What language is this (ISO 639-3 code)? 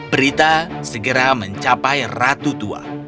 ind